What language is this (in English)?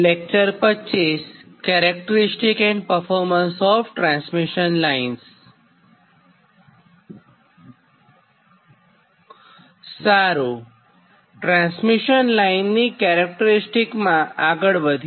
Gujarati